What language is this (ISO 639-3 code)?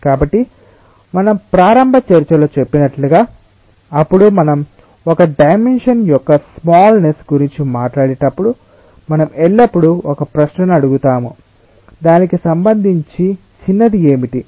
tel